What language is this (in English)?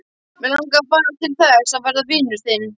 Icelandic